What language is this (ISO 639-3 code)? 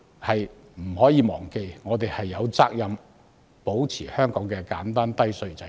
yue